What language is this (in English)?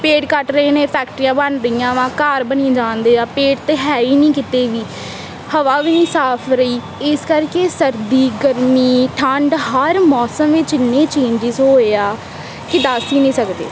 Punjabi